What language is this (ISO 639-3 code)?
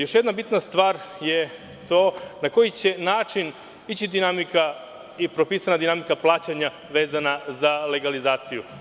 srp